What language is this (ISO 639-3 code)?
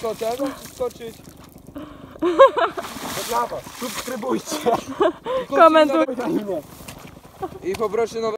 pol